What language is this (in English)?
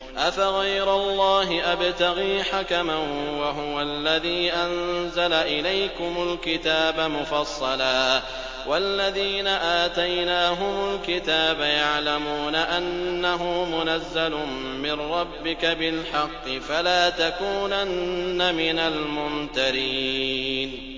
Arabic